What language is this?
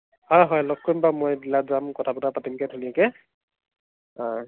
Assamese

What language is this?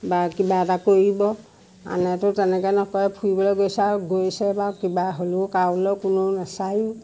Assamese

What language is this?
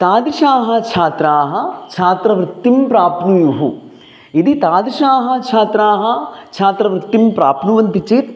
Sanskrit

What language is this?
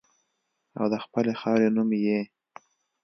Pashto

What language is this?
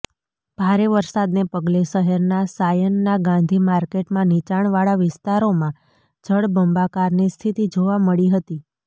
Gujarati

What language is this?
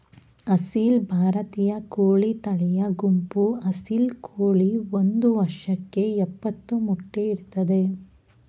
Kannada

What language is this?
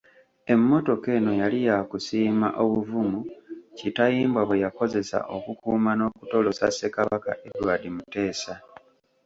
Ganda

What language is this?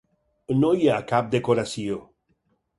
Catalan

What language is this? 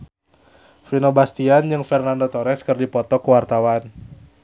Sundanese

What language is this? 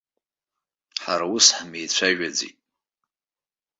Abkhazian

